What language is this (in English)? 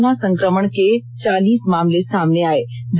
Hindi